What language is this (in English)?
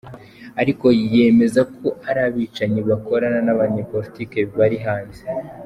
Kinyarwanda